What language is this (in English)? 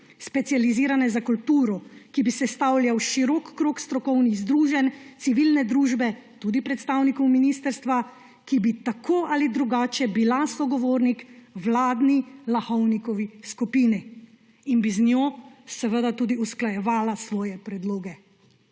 Slovenian